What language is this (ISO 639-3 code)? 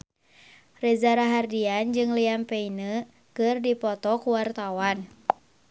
sun